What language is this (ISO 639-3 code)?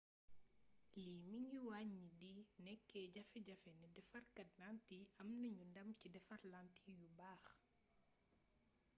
wol